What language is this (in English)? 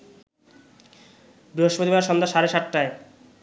Bangla